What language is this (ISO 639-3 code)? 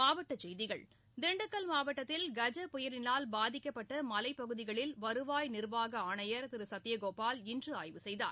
tam